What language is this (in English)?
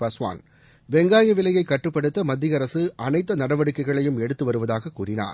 Tamil